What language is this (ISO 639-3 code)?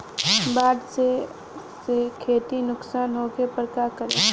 bho